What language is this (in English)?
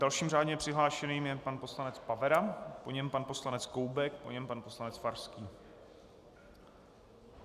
Czech